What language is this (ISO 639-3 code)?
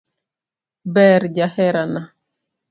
luo